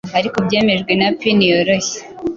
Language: Kinyarwanda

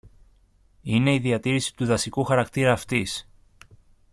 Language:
Greek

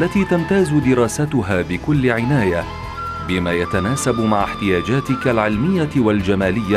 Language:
Arabic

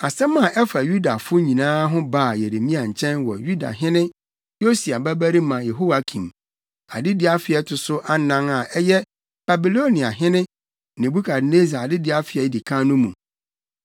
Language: Akan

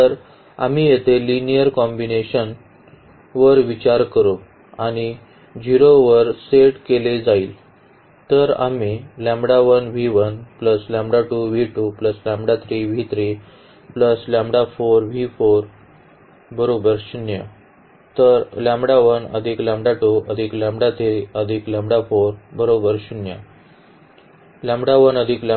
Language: Marathi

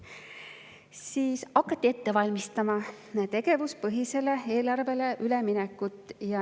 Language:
Estonian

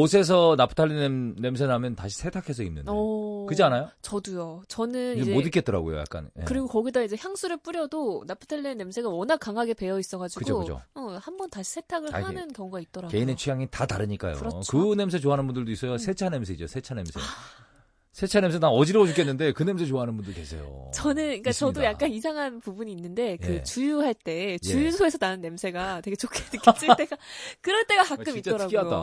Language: Korean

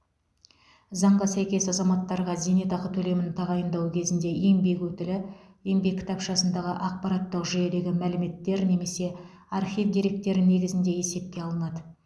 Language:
Kazakh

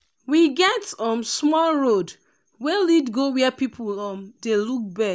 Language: Nigerian Pidgin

